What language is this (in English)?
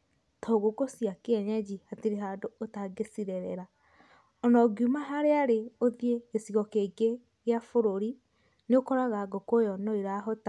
Kikuyu